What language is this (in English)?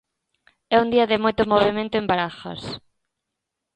Galician